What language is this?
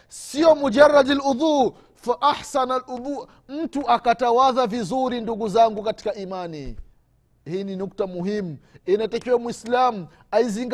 Swahili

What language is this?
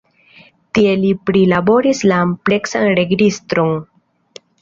Esperanto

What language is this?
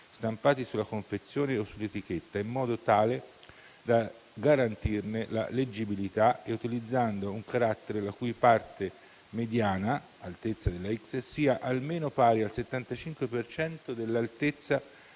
Italian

